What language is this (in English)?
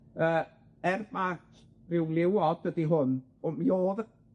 Welsh